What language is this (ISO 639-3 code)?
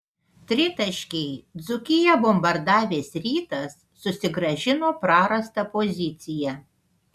lit